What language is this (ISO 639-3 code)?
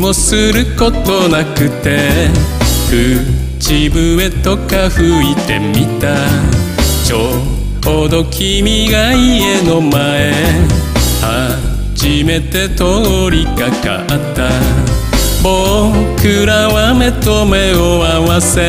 jpn